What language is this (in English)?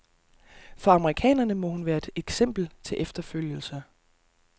Danish